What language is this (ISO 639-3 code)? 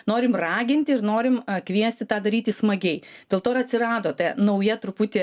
lit